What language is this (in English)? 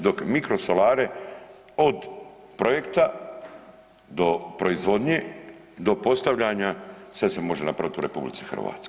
Croatian